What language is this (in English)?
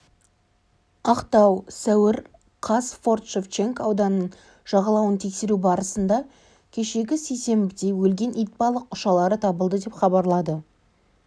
Kazakh